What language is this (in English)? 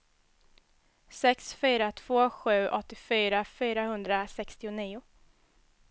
Swedish